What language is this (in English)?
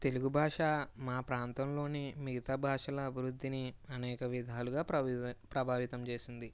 Telugu